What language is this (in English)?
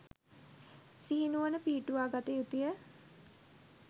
Sinhala